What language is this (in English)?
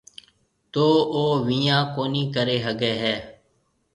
Marwari (Pakistan)